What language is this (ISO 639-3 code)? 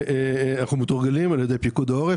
heb